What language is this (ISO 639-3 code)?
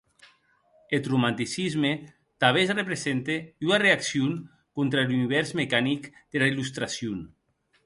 oci